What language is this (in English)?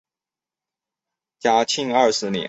Chinese